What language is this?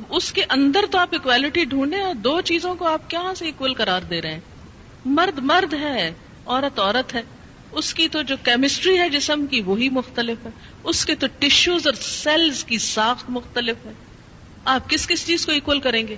Urdu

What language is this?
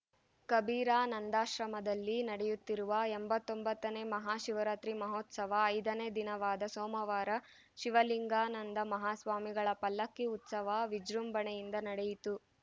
Kannada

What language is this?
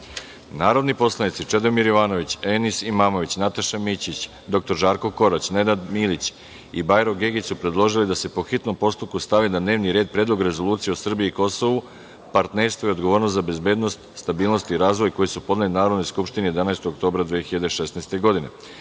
Serbian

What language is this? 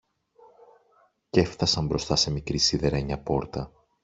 Greek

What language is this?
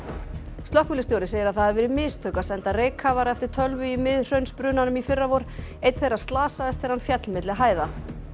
Icelandic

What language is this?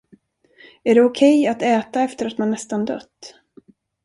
Swedish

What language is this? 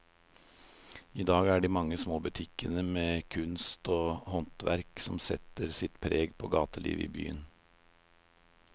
Norwegian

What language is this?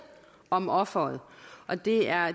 Danish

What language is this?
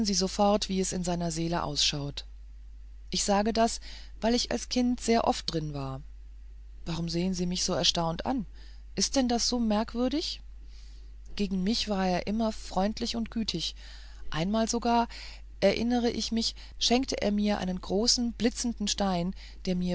German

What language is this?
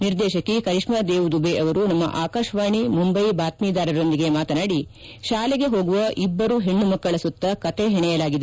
Kannada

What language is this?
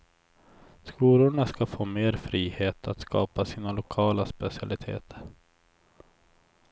Swedish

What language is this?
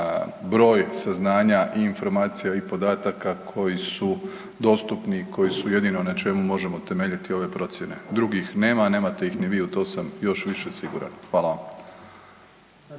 Croatian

